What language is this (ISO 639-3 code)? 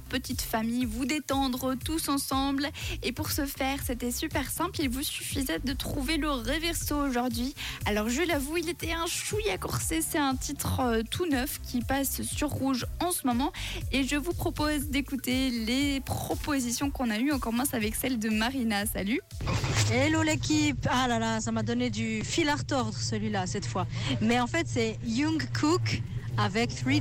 fra